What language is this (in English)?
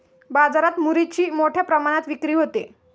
Marathi